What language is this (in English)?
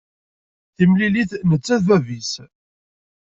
Kabyle